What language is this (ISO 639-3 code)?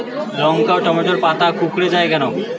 ben